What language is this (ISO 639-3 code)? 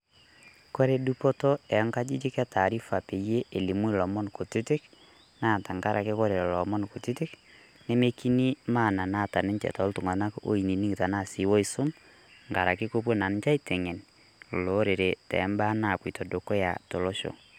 mas